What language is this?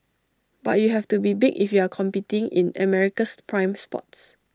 English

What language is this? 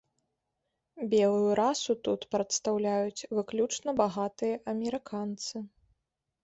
Belarusian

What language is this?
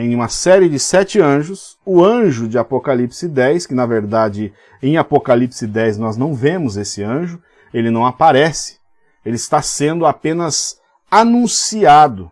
Portuguese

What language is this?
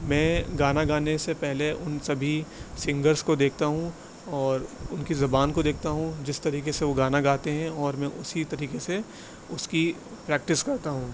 Urdu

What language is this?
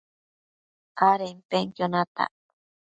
Matsés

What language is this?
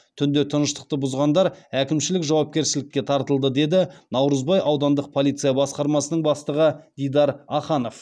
Kazakh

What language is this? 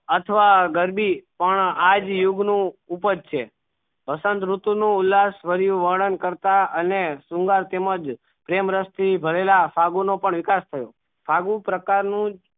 Gujarati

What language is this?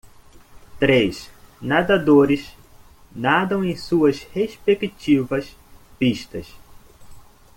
Portuguese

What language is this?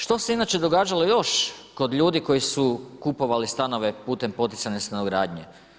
Croatian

